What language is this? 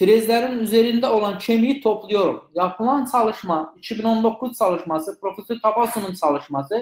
Turkish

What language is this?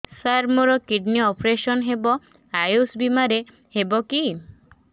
Odia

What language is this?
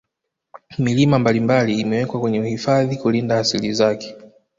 Swahili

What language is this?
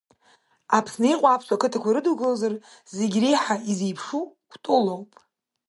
Abkhazian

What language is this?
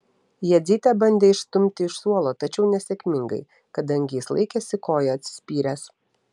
Lithuanian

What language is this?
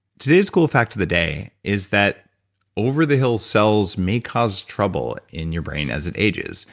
English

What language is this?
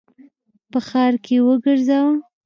Pashto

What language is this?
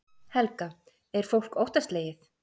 Icelandic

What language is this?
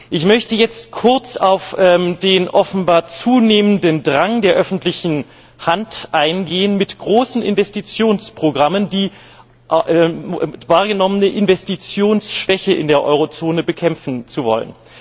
German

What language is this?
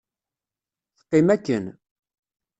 Kabyle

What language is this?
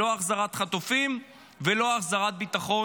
Hebrew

